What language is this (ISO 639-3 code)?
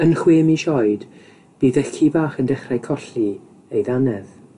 cym